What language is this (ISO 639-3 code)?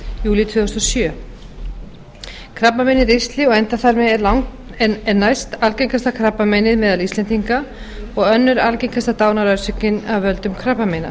isl